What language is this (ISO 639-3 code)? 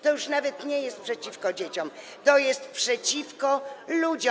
pol